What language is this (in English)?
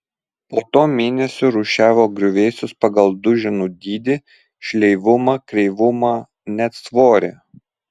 Lithuanian